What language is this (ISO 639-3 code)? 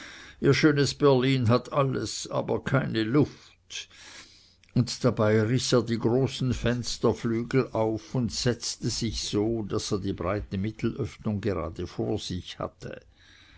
deu